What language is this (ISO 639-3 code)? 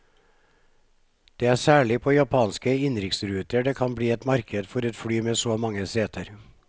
nor